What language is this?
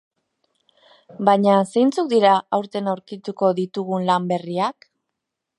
Basque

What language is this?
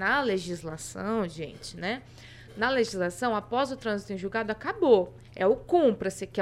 Portuguese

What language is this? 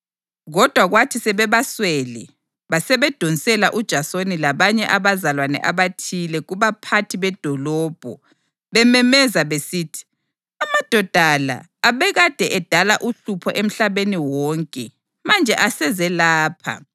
North Ndebele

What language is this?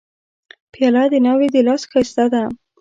Pashto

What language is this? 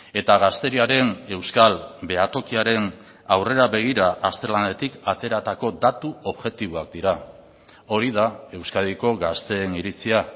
Basque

